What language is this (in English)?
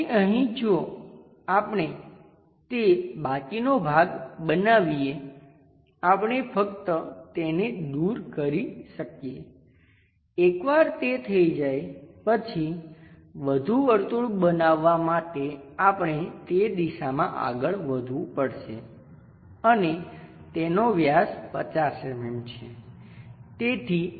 Gujarati